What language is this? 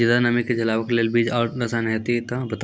Maithili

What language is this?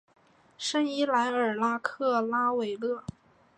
Chinese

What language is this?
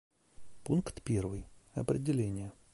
Russian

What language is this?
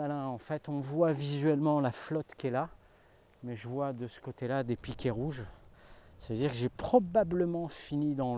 French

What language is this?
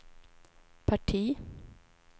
Swedish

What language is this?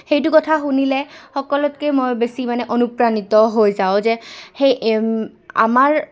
Assamese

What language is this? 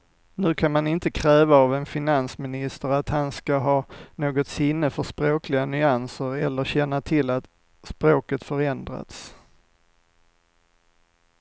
Swedish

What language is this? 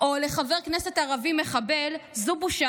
Hebrew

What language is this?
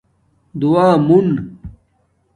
Domaaki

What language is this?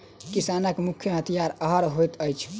Maithili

